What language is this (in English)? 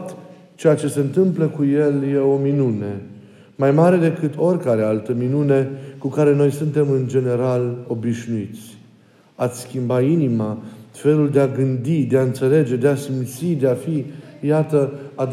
Romanian